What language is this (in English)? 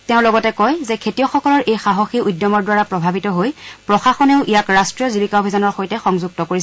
Assamese